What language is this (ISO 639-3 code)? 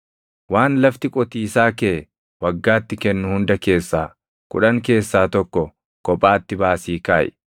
orm